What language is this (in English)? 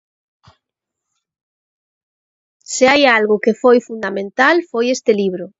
Galician